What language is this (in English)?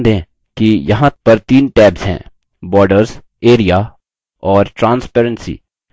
Hindi